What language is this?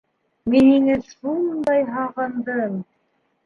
Bashkir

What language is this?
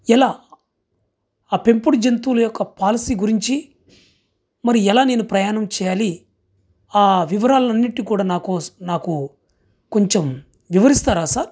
Telugu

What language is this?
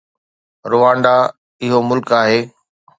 Sindhi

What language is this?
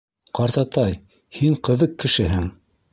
Bashkir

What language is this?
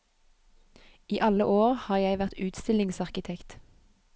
Norwegian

